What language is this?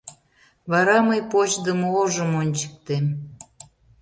Mari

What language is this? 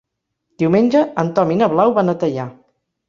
Catalan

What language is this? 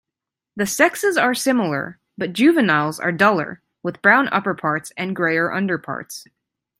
English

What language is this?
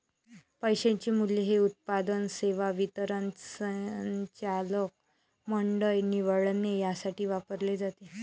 Marathi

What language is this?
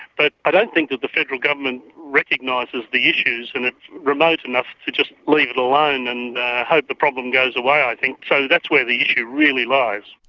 English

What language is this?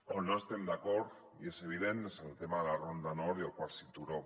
Catalan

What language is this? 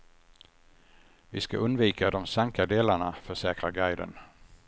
Swedish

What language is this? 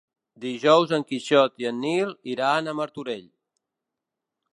Catalan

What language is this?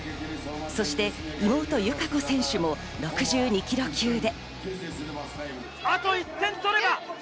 Japanese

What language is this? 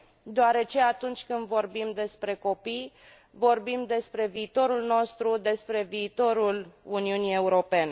Romanian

